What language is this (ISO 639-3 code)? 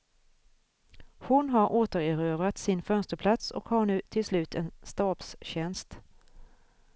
swe